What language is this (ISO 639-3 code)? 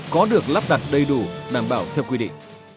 vie